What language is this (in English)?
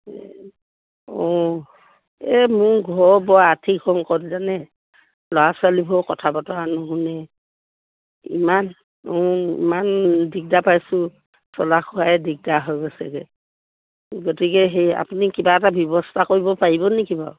Assamese